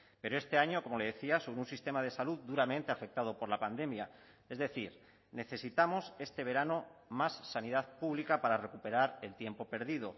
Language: Spanish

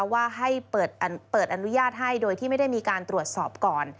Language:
Thai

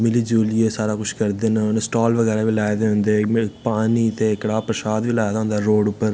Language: Dogri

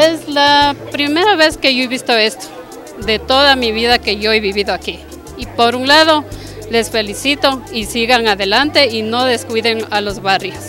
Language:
Spanish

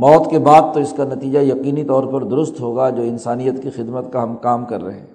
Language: Urdu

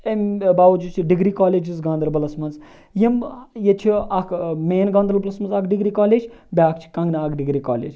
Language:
Kashmiri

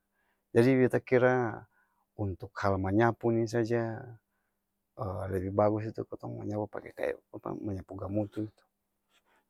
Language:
Ambonese Malay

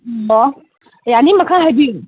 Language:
Manipuri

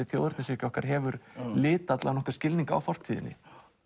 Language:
Icelandic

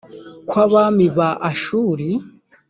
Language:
Kinyarwanda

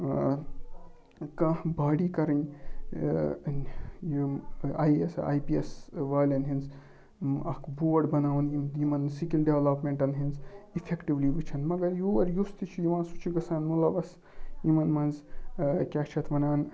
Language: Kashmiri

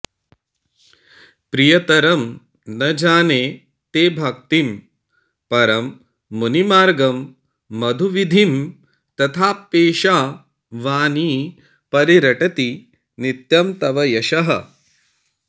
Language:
Sanskrit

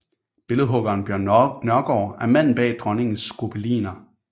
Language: Danish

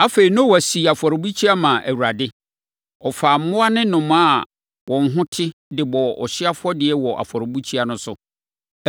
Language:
Akan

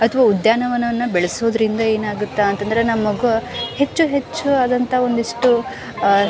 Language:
Kannada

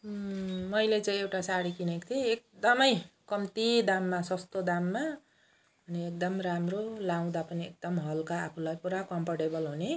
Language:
Nepali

